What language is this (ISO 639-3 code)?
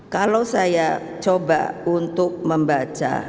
ind